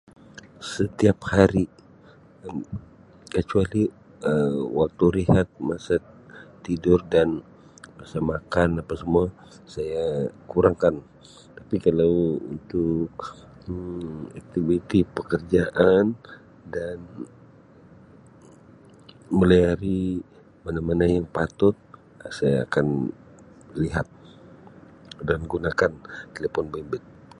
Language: Sabah Malay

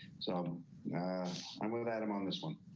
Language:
English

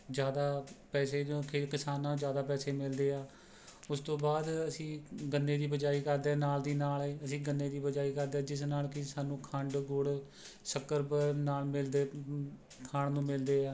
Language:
Punjabi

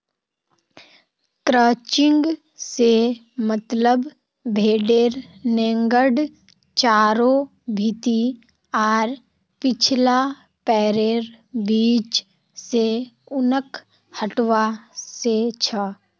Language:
Magahi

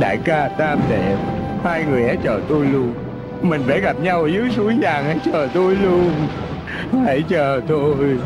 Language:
Vietnamese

